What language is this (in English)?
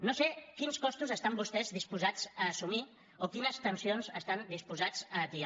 Catalan